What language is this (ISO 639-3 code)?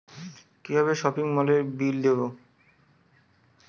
ben